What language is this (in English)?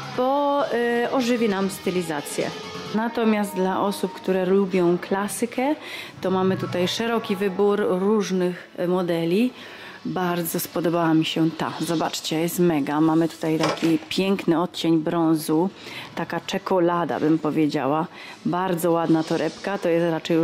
Polish